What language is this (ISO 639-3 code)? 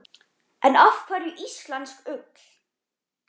isl